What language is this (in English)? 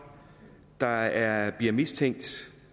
Danish